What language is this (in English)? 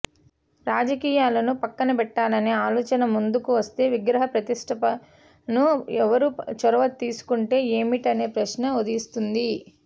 Telugu